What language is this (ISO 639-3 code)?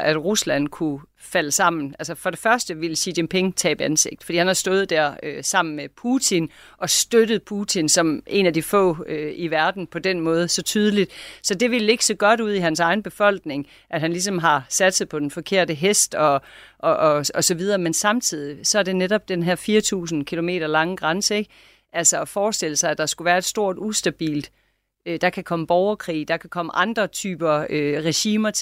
dan